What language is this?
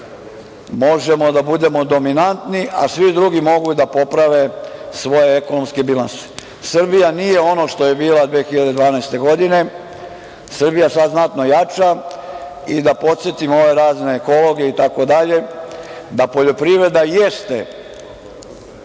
Serbian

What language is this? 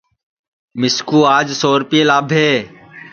Sansi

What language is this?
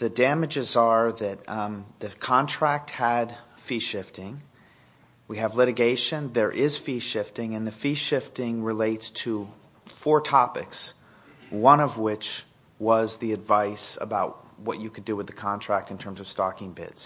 English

